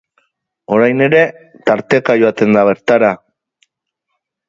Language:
Basque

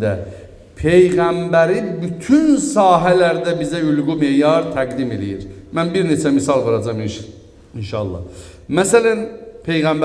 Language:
Turkish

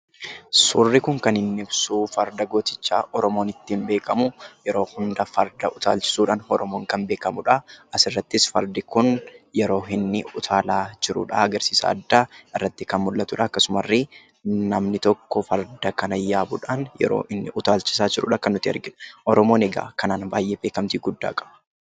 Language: Oromo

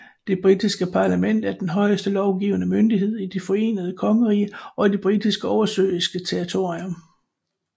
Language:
Danish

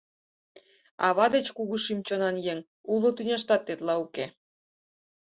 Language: Mari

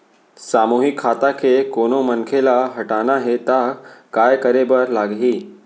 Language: Chhattisgarhi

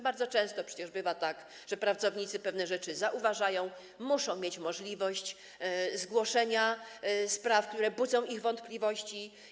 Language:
Polish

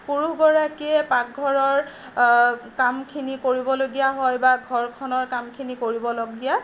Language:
Assamese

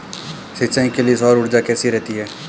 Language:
Hindi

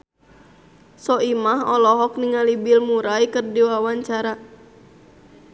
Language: Sundanese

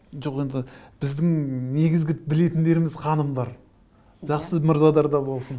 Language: Kazakh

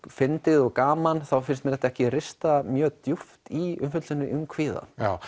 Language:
Icelandic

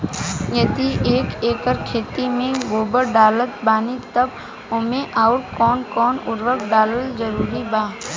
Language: Bhojpuri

